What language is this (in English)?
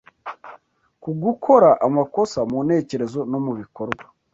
Kinyarwanda